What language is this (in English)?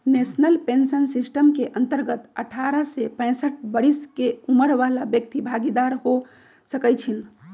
Magahi